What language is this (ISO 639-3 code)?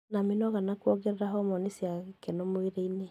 kik